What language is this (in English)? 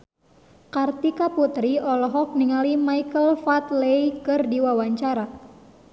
Sundanese